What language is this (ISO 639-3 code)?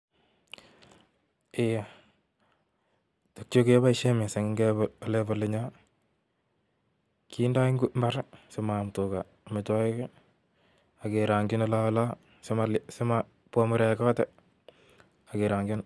kln